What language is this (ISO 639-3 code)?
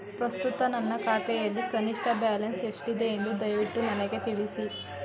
kan